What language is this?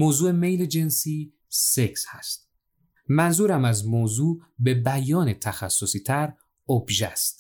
Persian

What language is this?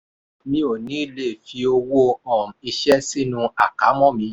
Yoruba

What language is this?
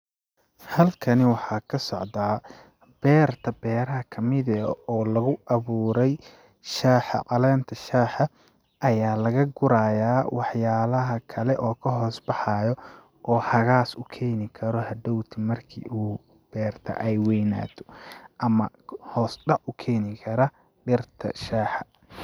Somali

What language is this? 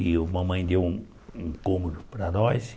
Portuguese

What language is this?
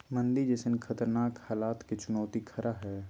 Magahi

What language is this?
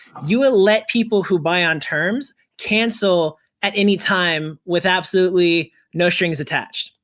English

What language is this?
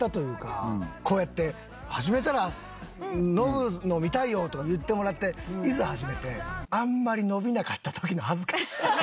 Japanese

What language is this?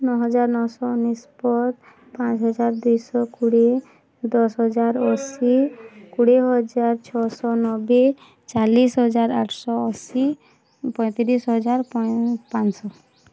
Odia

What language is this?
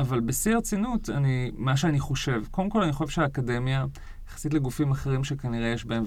Hebrew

